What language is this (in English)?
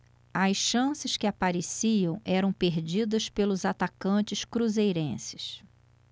Portuguese